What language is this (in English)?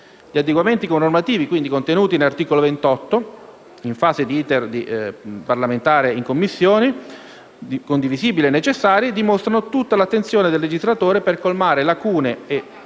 Italian